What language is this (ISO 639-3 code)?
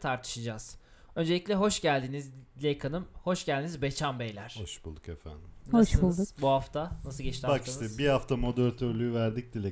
tur